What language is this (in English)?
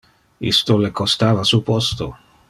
Interlingua